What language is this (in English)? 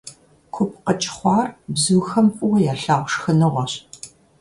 Kabardian